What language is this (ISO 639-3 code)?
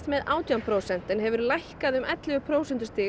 isl